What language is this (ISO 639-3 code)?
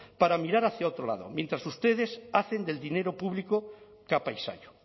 spa